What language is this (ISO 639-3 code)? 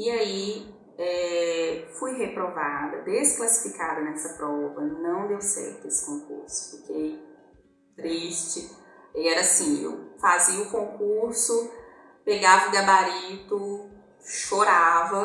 por